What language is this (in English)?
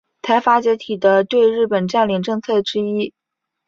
Chinese